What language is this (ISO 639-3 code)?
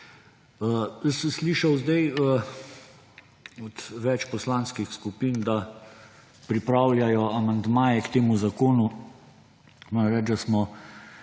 slv